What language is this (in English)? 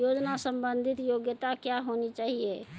Maithili